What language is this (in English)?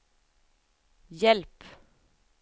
Swedish